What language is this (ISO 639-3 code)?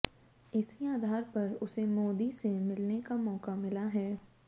hin